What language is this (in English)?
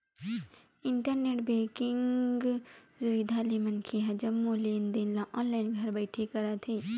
Chhattisgarhi